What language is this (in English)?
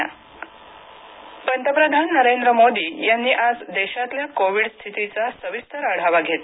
Marathi